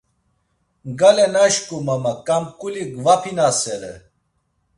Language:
Laz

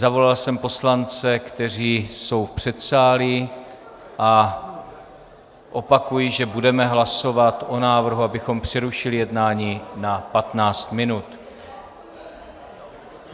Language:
Czech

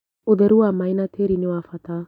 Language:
Kikuyu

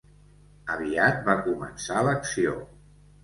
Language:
Catalan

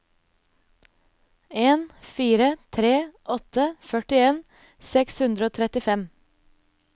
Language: Norwegian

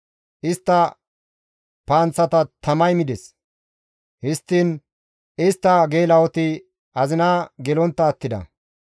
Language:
Gamo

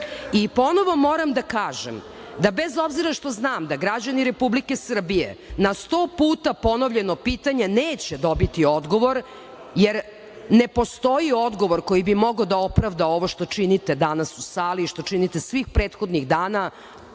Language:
Serbian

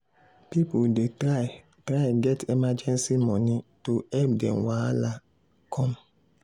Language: Nigerian Pidgin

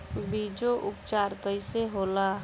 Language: Bhojpuri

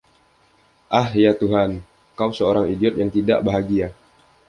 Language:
Indonesian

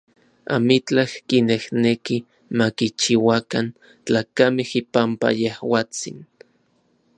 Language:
Orizaba Nahuatl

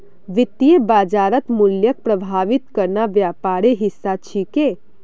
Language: Magahi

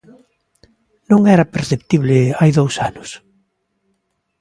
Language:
Galician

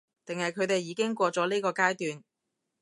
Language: Cantonese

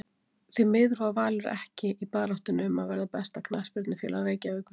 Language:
Icelandic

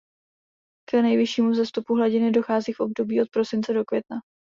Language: Czech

